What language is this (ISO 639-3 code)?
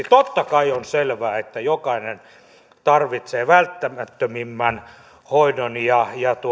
fin